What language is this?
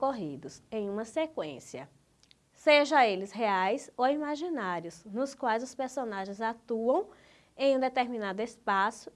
Portuguese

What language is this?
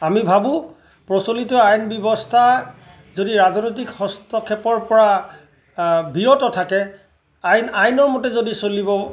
Assamese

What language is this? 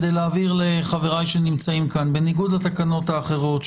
Hebrew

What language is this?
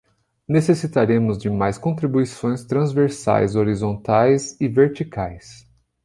Portuguese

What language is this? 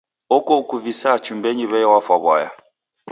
Taita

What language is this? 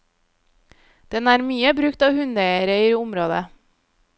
Norwegian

